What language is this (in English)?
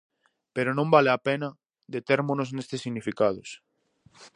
Galician